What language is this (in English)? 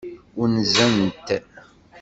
Kabyle